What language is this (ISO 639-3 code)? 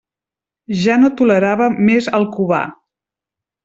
cat